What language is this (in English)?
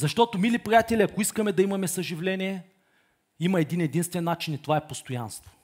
Bulgarian